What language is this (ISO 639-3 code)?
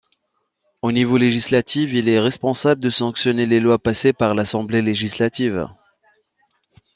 fra